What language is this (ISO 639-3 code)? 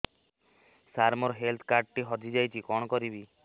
ori